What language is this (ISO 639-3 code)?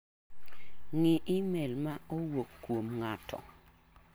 luo